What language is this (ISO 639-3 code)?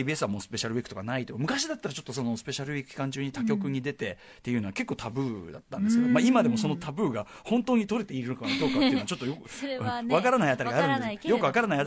jpn